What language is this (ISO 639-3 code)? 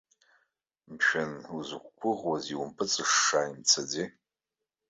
abk